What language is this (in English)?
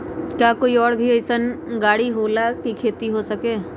Magahi